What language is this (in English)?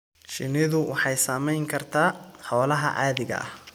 Somali